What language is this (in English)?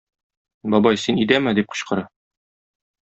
Tatar